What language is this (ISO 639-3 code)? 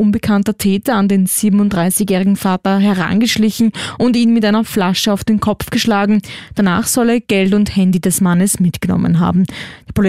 deu